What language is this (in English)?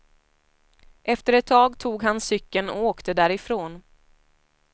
Swedish